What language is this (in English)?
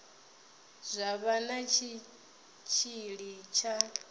Venda